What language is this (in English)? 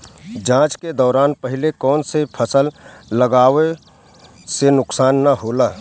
Bhojpuri